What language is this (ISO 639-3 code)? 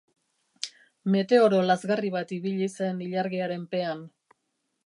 eus